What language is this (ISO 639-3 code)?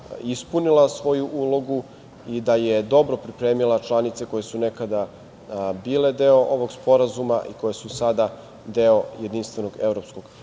srp